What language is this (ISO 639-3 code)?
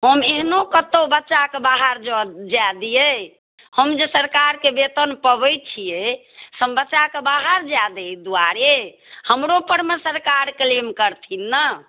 mai